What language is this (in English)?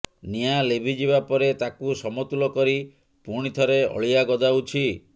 Odia